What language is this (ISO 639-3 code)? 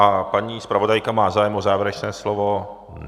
ces